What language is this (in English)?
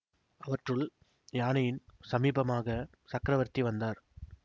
Tamil